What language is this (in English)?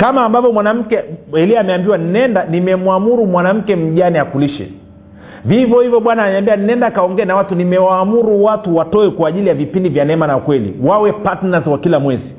Swahili